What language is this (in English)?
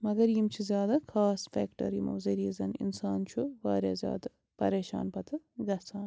Kashmiri